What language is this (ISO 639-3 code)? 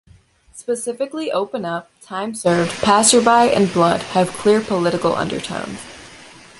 eng